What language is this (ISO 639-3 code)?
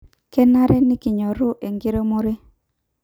mas